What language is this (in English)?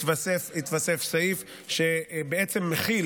Hebrew